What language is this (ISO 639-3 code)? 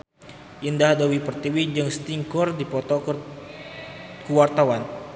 sun